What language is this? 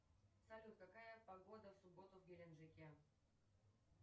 Russian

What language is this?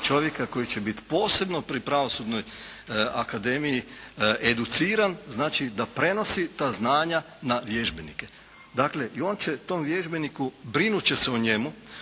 Croatian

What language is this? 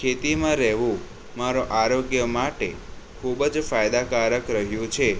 Gujarati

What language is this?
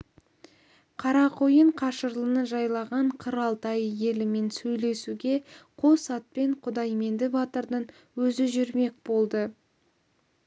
Kazakh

